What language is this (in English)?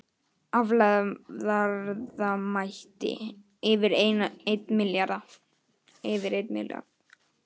Icelandic